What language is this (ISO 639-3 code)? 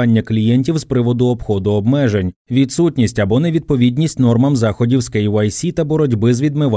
ukr